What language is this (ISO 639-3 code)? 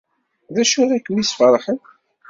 kab